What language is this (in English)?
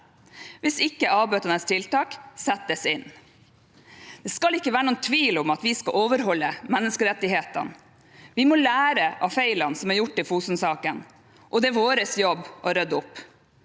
Norwegian